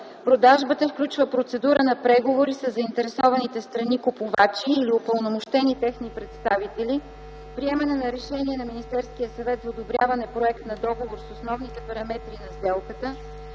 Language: Bulgarian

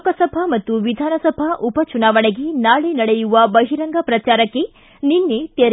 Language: Kannada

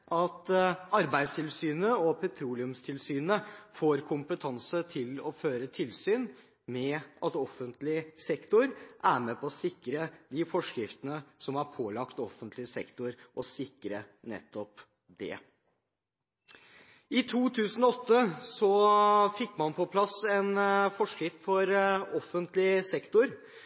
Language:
Norwegian Bokmål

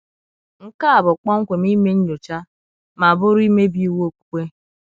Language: Igbo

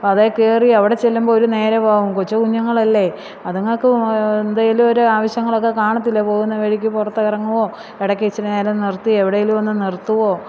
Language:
Malayalam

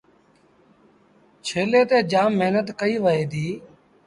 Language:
Sindhi Bhil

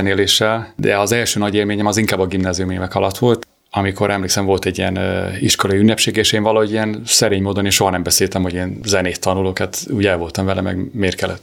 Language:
Hungarian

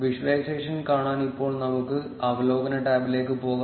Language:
Malayalam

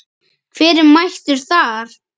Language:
Icelandic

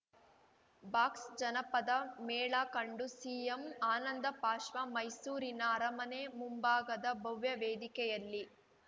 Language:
Kannada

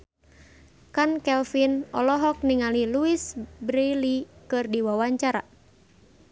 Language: Sundanese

